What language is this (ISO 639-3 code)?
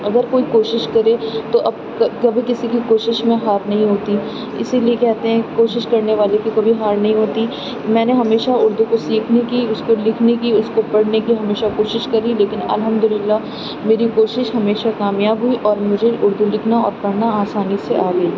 urd